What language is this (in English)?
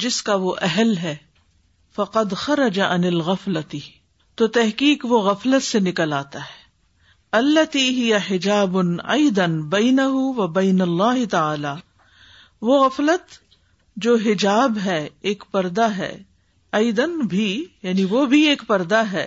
Urdu